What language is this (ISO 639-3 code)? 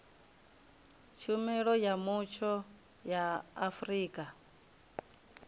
ven